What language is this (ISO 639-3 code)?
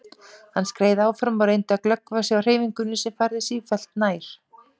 isl